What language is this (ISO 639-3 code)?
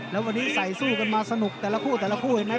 tha